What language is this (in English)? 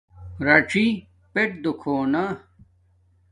Domaaki